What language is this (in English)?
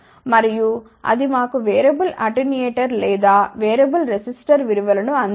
Telugu